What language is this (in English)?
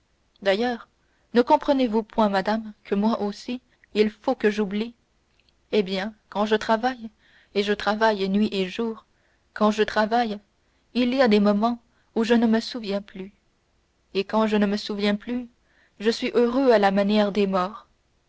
French